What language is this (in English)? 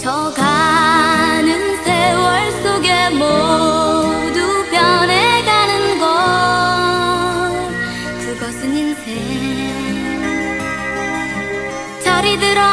Vietnamese